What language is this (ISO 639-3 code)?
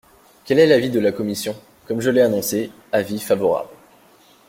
fra